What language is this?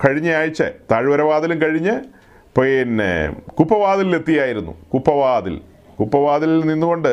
Malayalam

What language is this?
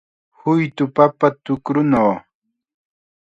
Chiquián Ancash Quechua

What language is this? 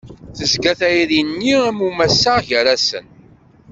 Kabyle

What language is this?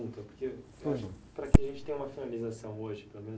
Portuguese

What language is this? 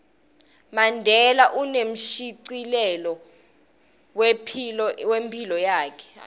Swati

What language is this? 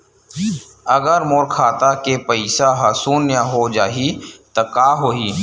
Chhattisgarhi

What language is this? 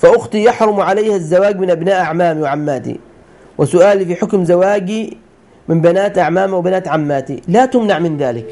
Arabic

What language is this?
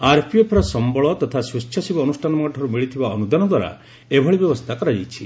Odia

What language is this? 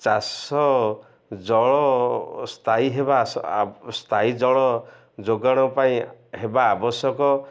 Odia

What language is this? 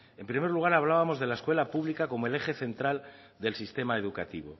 Spanish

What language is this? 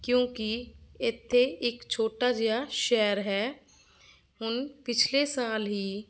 Punjabi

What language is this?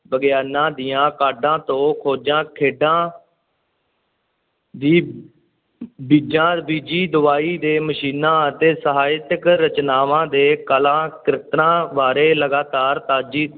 Punjabi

